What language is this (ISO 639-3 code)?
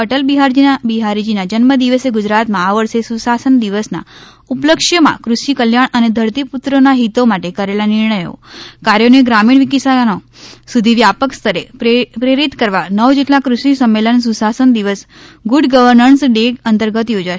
guj